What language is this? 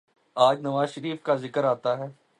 Urdu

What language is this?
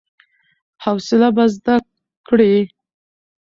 Pashto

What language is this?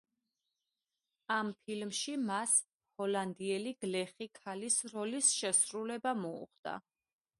Georgian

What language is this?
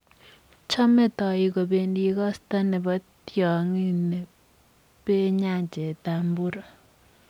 Kalenjin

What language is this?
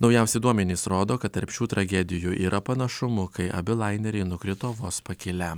Lithuanian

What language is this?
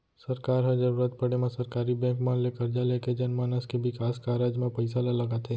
Chhattisgarhi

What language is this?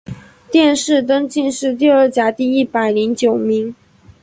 Chinese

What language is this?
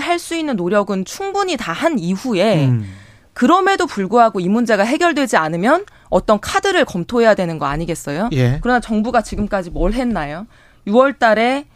Korean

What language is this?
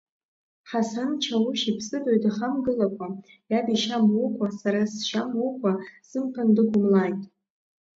Abkhazian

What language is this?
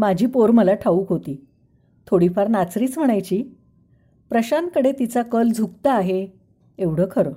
Marathi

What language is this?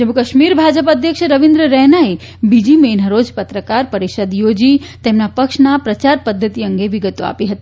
Gujarati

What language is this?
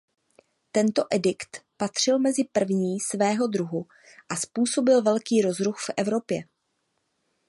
Czech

